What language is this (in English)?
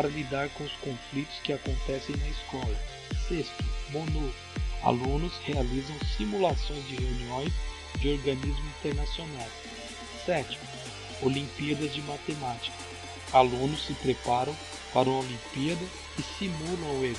Portuguese